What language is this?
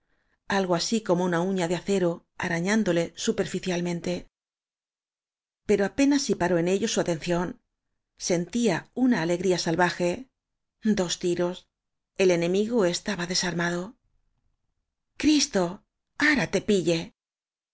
Spanish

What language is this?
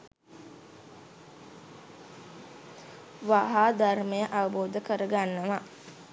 Sinhala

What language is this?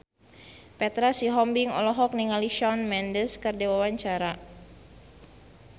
Sundanese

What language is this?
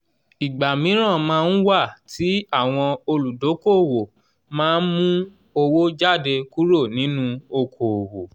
Yoruba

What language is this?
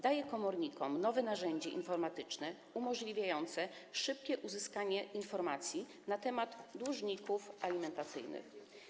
Polish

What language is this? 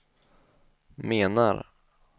Swedish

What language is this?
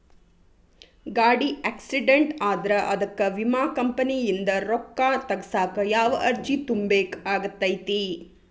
Kannada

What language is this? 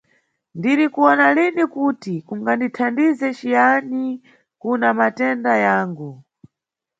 Nyungwe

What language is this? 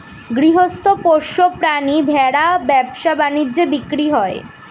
Bangla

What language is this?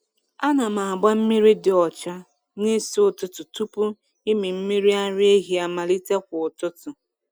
Igbo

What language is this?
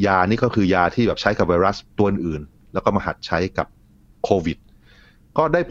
Thai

